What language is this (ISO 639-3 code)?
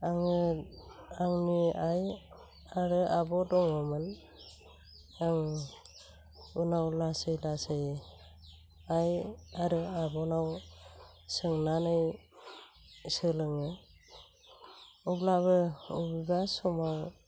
brx